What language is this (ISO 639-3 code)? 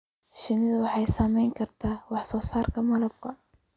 som